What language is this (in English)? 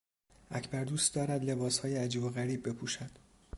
Persian